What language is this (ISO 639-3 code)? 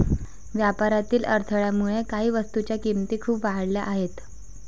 mar